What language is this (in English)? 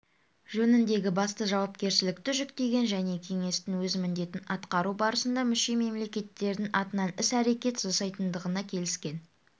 Kazakh